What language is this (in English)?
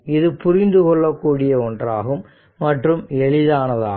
Tamil